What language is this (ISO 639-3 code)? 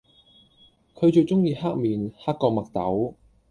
yue